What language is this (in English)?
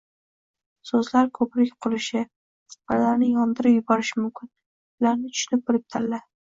Uzbek